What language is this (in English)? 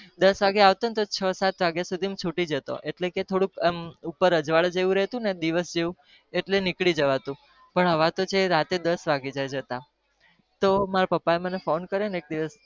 Gujarati